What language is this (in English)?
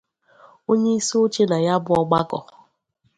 Igbo